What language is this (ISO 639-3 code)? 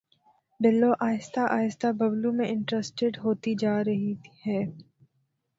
urd